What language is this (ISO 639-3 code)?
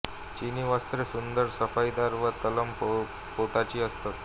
mar